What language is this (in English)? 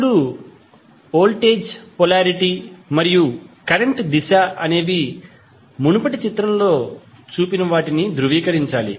Telugu